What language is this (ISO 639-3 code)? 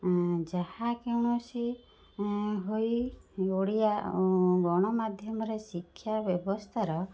ori